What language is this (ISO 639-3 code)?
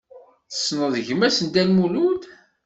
kab